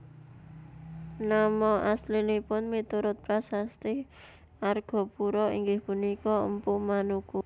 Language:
Javanese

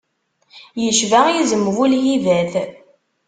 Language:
Kabyle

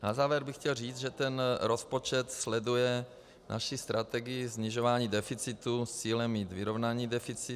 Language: Czech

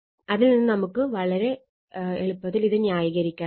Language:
Malayalam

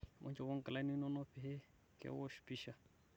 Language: Masai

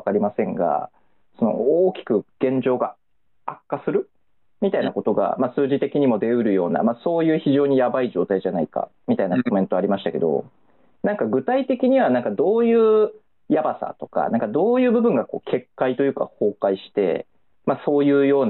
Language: Japanese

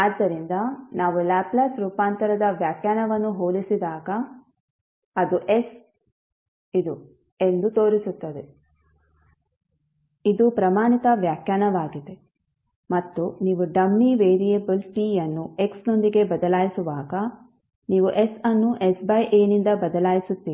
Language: Kannada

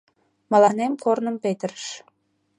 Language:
Mari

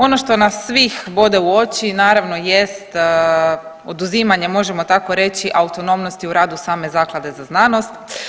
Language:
Croatian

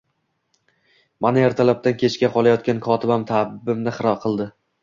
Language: Uzbek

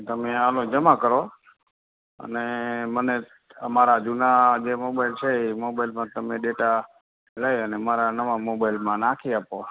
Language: Gujarati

